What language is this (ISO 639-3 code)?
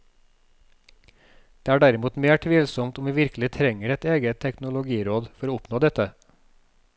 nor